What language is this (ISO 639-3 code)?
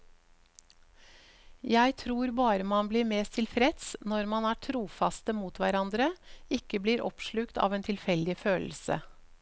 nor